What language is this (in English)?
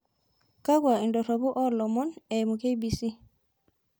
Masai